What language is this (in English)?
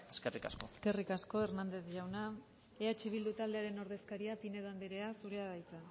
Basque